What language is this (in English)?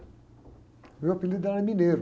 Portuguese